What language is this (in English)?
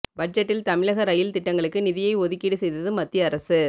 Tamil